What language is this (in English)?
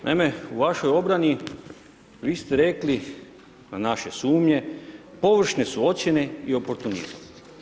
Croatian